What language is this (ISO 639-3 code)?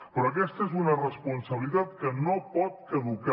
cat